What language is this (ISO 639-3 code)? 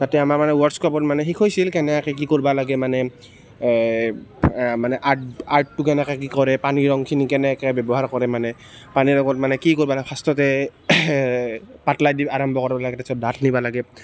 asm